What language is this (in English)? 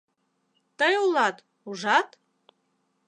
Mari